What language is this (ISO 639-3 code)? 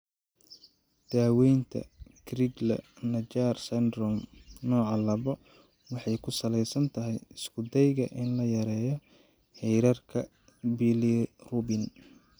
som